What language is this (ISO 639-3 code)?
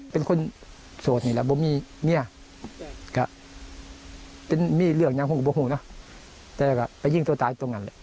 tha